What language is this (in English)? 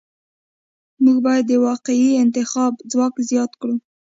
Pashto